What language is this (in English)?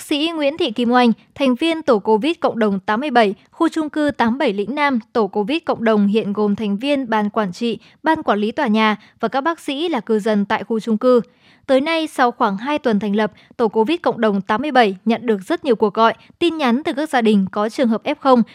Vietnamese